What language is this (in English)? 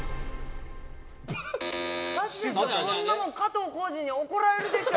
Japanese